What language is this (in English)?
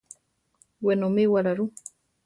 Central Tarahumara